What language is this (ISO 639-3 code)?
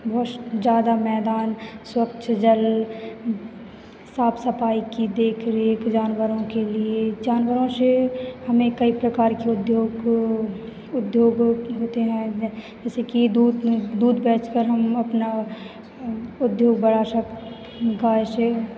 hin